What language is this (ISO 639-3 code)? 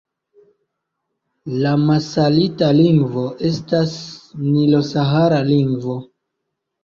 epo